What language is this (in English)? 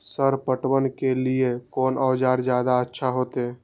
Maithili